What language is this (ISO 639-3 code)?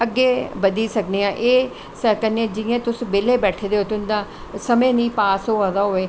doi